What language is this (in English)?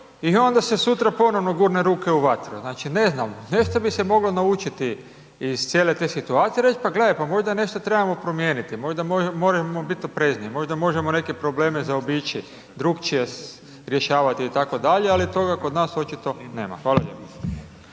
Croatian